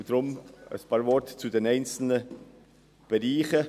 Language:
Swiss German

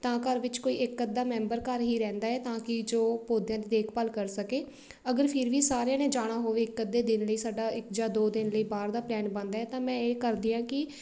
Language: Punjabi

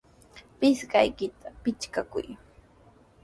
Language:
Sihuas Ancash Quechua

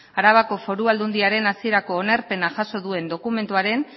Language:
Basque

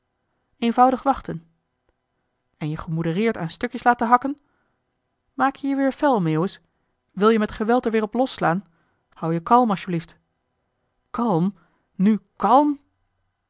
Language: Dutch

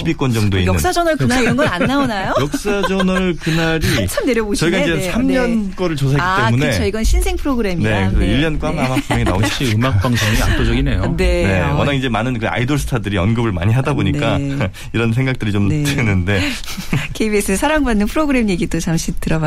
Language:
Korean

